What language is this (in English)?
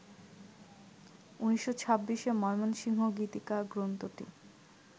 Bangla